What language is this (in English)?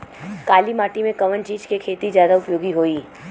Bhojpuri